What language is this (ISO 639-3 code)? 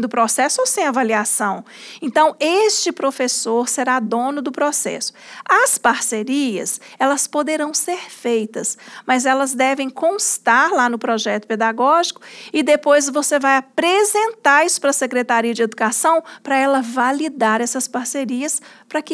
por